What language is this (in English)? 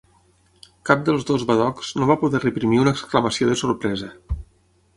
Catalan